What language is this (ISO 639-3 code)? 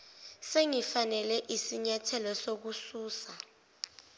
zul